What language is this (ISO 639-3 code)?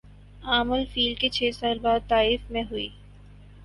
urd